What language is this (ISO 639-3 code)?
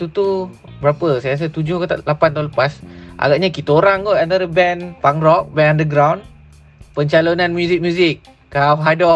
msa